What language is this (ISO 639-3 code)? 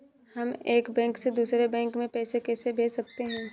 hin